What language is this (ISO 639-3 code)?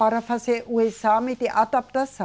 por